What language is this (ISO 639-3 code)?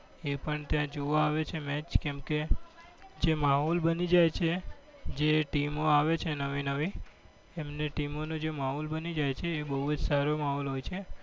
guj